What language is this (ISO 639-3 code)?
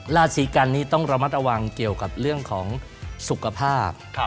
tha